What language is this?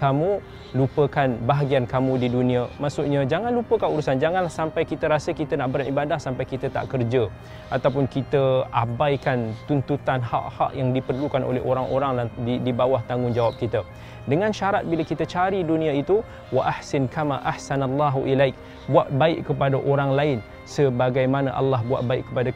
Malay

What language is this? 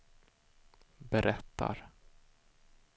Swedish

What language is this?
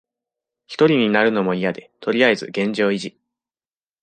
Japanese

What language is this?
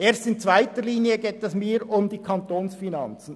Swiss German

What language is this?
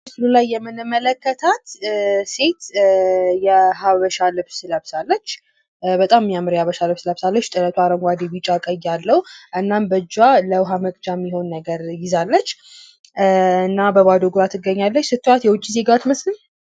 Amharic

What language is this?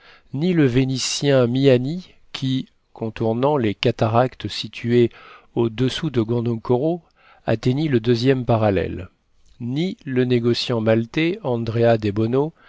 French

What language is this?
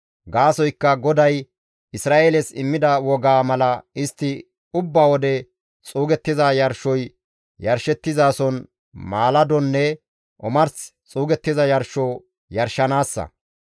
Gamo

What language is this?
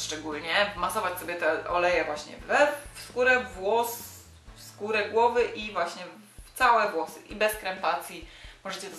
Polish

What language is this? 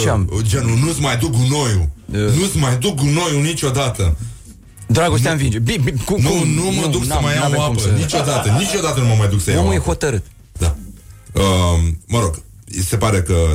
Romanian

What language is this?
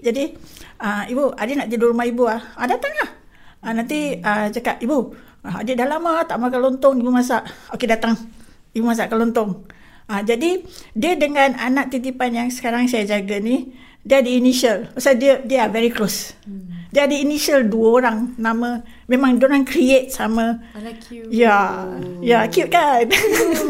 Malay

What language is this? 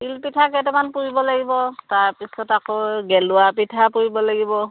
Assamese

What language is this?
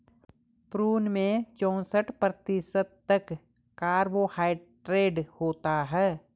Hindi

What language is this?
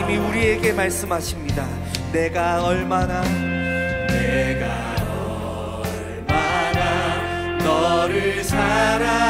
Korean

